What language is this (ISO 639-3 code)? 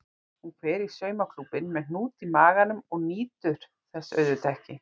isl